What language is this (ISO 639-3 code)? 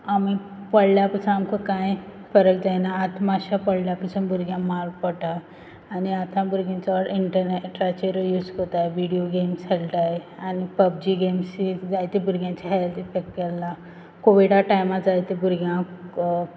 kok